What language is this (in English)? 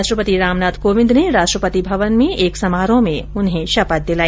Hindi